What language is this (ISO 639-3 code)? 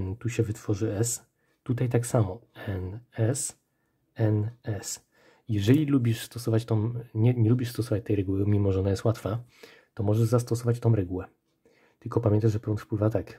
pol